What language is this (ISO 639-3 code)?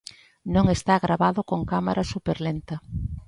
glg